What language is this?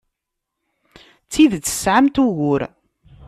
Kabyle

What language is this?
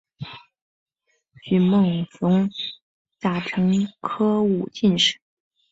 Chinese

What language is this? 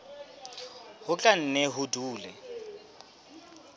Southern Sotho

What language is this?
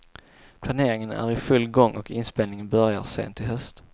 Swedish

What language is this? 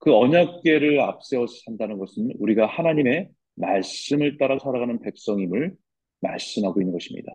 Korean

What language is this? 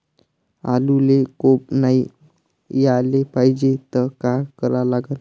Marathi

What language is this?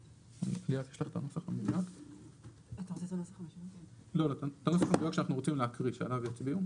Hebrew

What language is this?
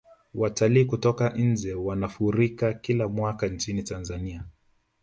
Swahili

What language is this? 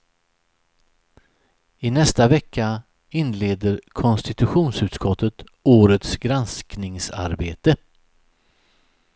Swedish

